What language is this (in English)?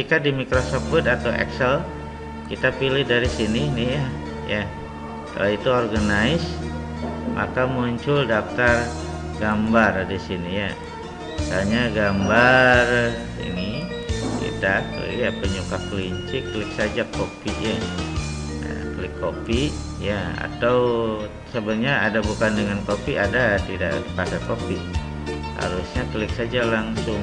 Indonesian